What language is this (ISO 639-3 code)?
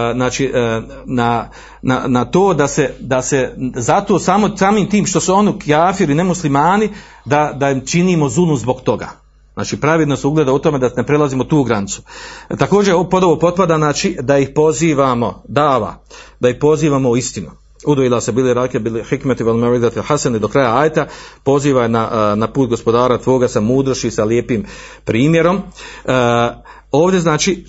hrv